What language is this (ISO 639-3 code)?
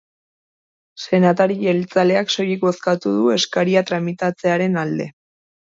eus